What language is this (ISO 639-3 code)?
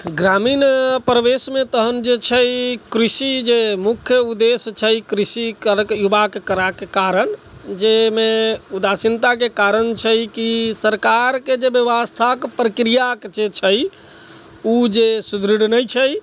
mai